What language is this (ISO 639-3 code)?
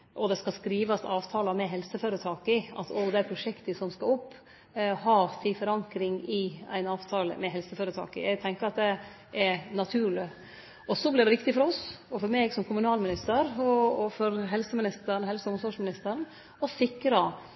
nno